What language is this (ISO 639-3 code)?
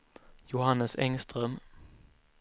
swe